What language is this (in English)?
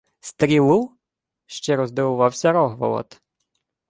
Ukrainian